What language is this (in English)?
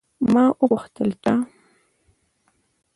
Pashto